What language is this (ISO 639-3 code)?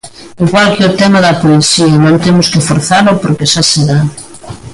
glg